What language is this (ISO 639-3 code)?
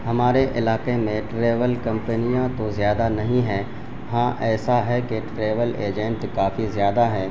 urd